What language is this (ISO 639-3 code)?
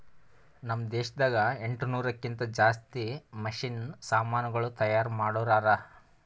kan